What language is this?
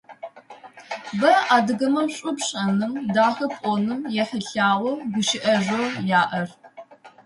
Adyghe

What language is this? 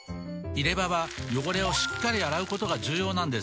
Japanese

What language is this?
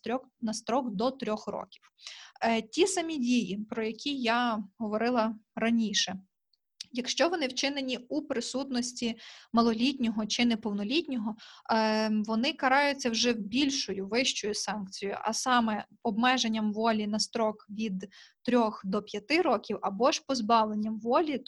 Ukrainian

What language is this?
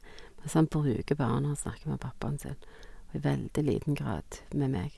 Norwegian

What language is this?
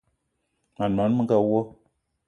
Eton (Cameroon)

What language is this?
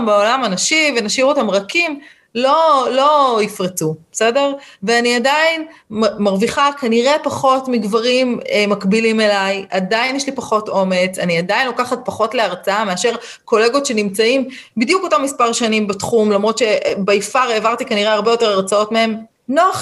Hebrew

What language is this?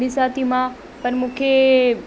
Sindhi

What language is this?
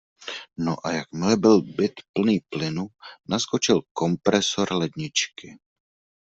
Czech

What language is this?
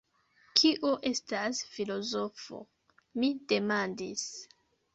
Esperanto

